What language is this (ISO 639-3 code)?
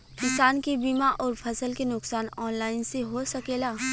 bho